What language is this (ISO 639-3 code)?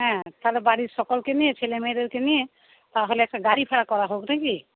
ben